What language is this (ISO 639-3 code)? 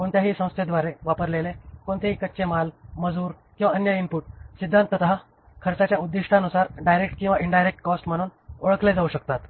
mar